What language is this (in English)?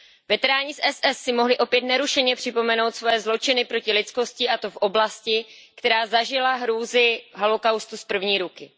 Czech